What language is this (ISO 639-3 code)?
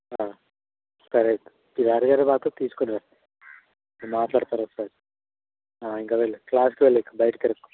tel